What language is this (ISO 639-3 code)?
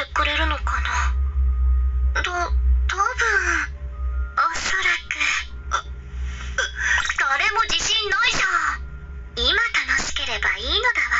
jpn